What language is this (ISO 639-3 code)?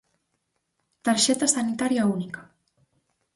glg